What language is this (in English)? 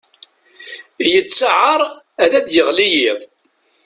Kabyle